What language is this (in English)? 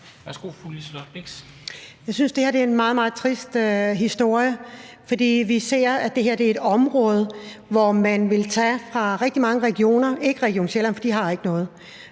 Danish